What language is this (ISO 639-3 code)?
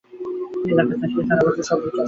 ben